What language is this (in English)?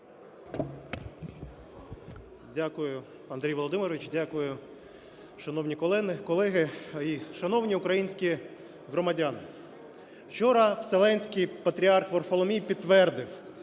Ukrainian